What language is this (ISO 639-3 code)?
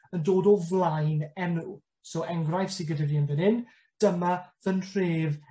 cym